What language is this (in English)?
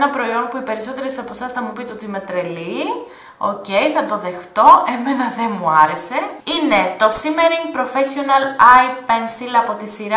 Greek